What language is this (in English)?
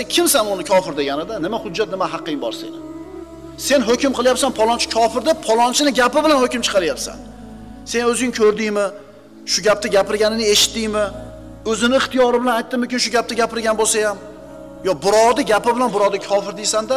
Turkish